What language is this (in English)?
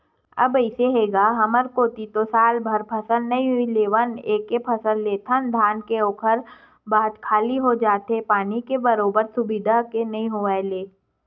Chhattisgarhi